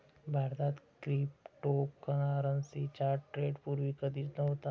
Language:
Marathi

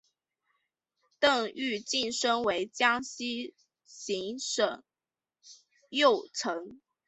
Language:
Chinese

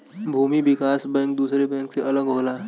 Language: Bhojpuri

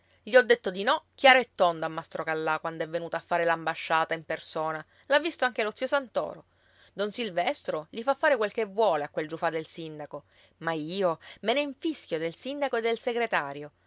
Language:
Italian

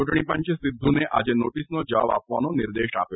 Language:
Gujarati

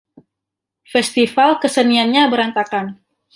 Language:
Indonesian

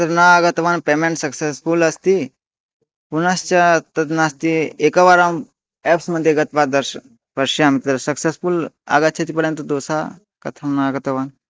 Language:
Sanskrit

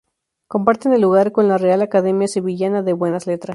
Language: Spanish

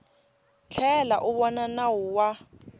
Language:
Tsonga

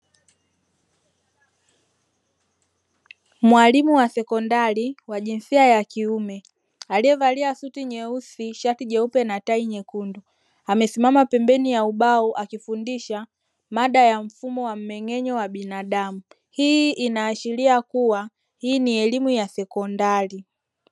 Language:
Swahili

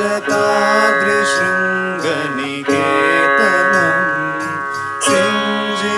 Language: French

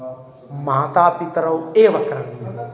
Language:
Sanskrit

